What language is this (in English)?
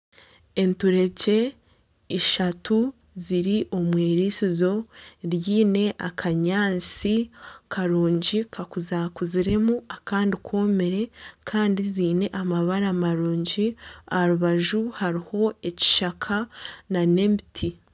Nyankole